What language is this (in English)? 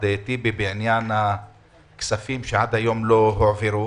Hebrew